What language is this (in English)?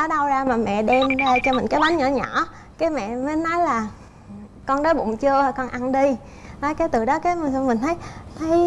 Vietnamese